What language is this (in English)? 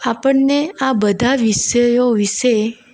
Gujarati